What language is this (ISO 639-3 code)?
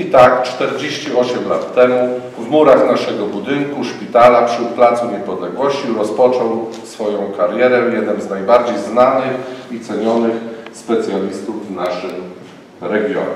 pol